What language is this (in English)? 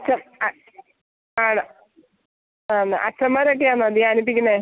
Malayalam